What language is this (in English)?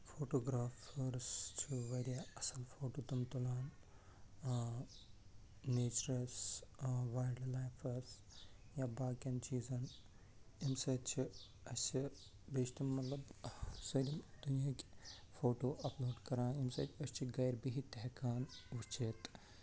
Kashmiri